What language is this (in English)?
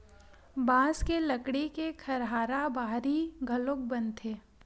Chhattisgarhi